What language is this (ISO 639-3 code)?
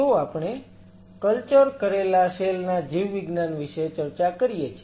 guj